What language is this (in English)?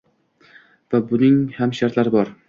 Uzbek